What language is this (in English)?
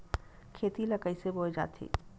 Chhattisgarhi